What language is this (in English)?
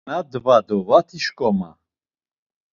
Laz